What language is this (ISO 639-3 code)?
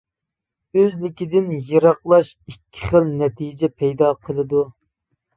uig